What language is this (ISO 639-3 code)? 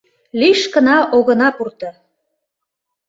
chm